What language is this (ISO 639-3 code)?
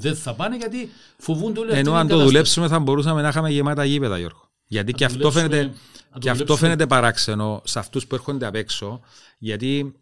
ell